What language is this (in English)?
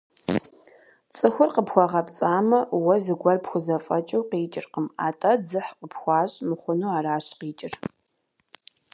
Kabardian